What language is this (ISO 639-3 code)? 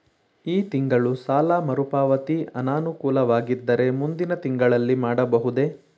kan